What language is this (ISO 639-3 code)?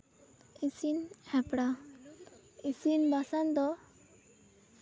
sat